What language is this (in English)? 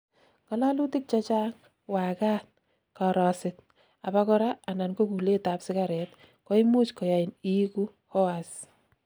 Kalenjin